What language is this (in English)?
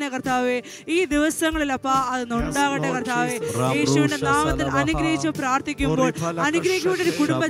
Malayalam